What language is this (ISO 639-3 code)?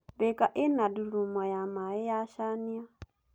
kik